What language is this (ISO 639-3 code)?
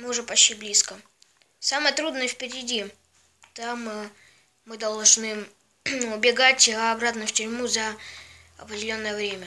rus